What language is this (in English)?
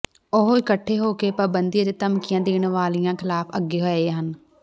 Punjabi